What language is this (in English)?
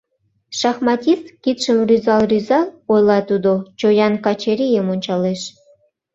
Mari